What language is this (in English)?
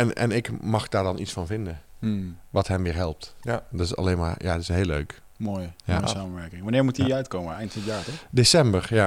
Dutch